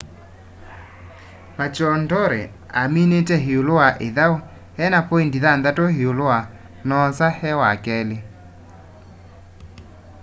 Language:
Kamba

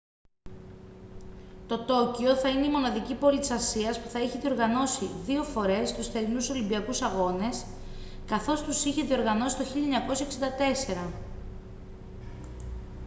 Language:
Greek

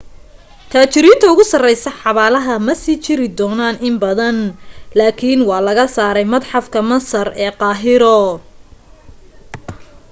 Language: Somali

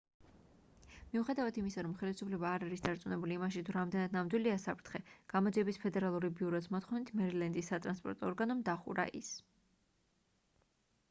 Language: Georgian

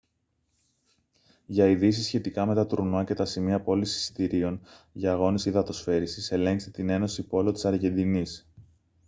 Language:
Greek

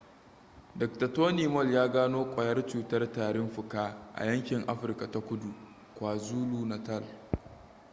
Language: Hausa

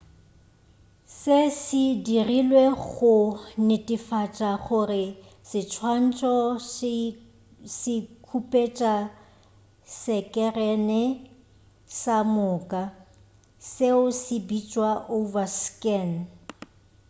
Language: Northern Sotho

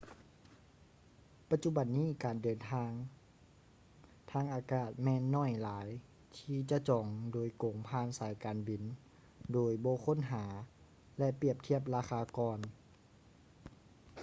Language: Lao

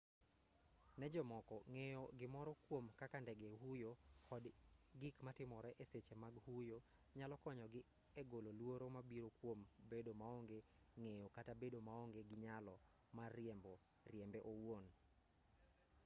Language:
Luo (Kenya and Tanzania)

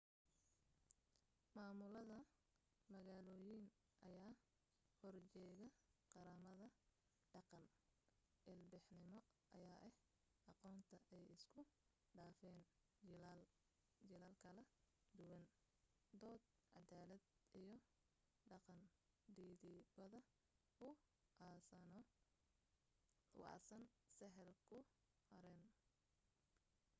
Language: Somali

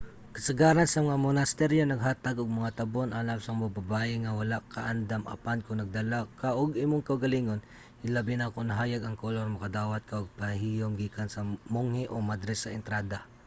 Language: Cebuano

